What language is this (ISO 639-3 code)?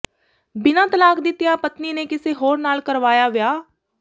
pan